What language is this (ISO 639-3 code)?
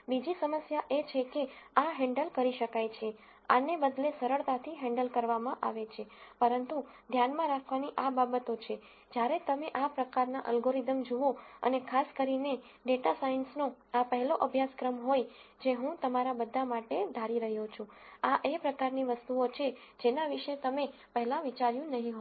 guj